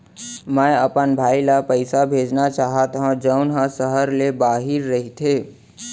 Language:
Chhattisgarhi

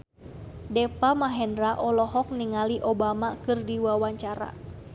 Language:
Sundanese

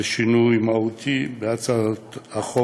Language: Hebrew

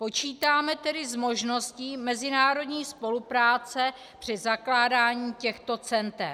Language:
Czech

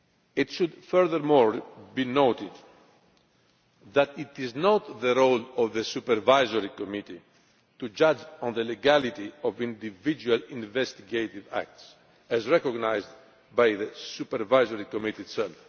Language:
English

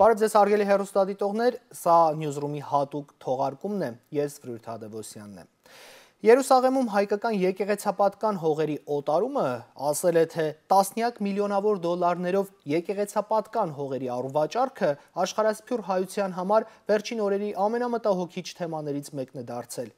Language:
Romanian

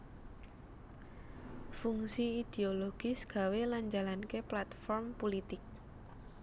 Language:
Javanese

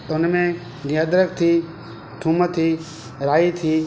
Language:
Sindhi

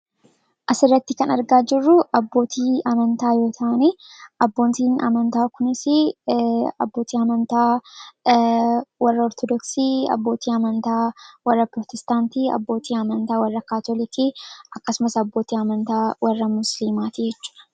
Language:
Oromo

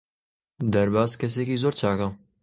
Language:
Central Kurdish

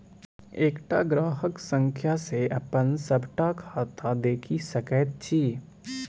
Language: Maithili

